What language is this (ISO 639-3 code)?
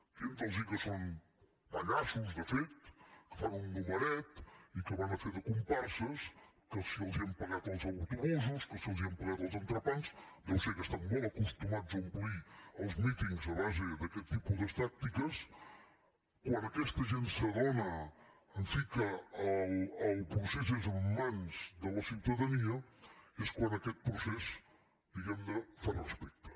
cat